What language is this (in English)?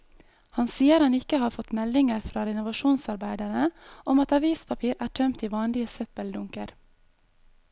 Norwegian